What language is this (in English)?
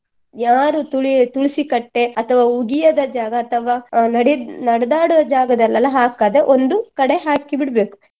Kannada